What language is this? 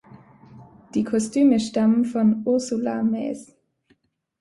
German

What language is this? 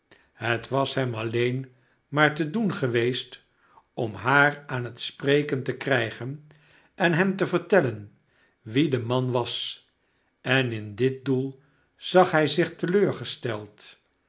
Dutch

